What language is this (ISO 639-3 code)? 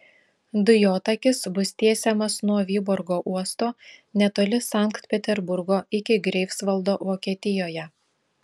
lit